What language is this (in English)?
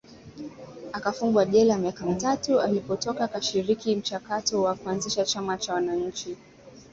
Swahili